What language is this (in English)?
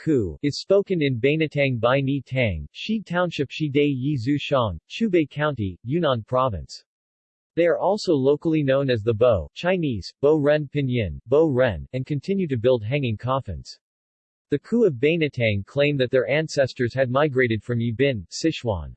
English